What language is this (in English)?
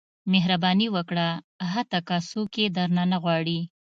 Pashto